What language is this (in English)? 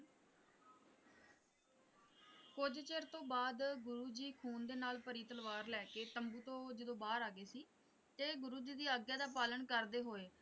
Punjabi